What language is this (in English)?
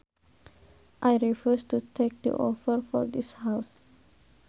Sundanese